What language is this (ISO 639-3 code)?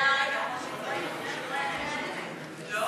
heb